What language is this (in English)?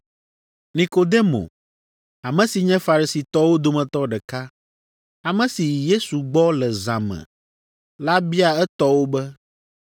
Ewe